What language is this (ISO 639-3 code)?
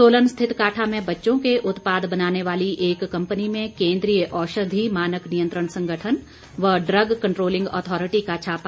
hin